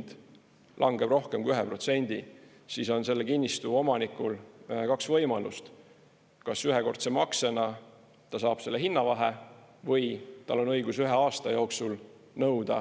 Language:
Estonian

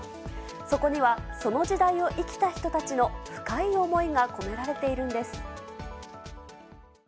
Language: Japanese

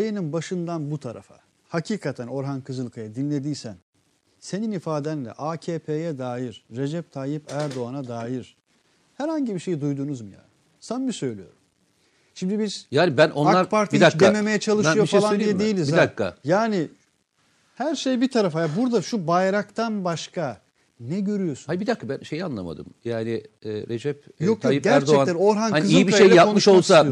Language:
Turkish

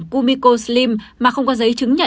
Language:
Vietnamese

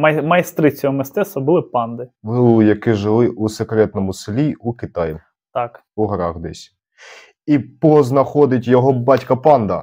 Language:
Ukrainian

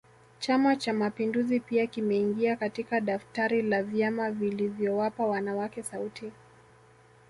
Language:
Swahili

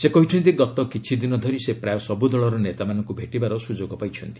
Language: Odia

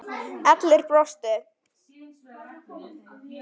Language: Icelandic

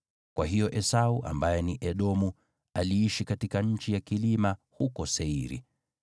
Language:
Swahili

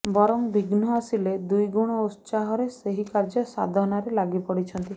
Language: Odia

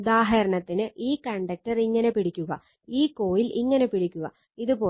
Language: Malayalam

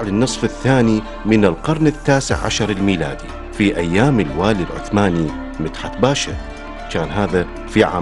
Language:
Arabic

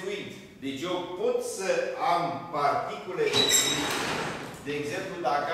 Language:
Romanian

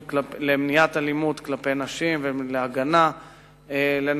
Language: Hebrew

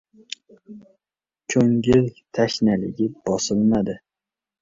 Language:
Uzbek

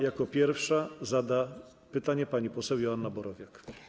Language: Polish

